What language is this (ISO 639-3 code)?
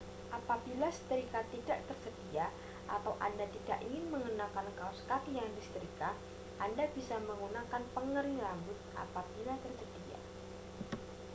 ind